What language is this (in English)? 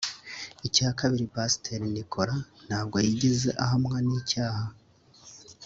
Kinyarwanda